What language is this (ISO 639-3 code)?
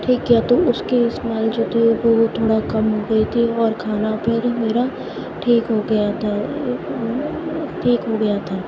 urd